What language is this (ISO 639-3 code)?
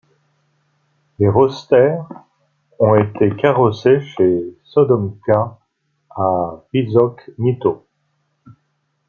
fra